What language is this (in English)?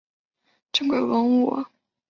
Chinese